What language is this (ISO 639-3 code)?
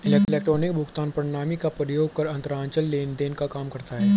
hin